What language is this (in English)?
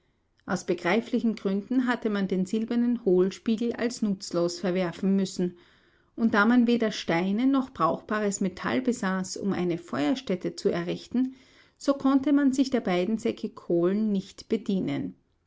German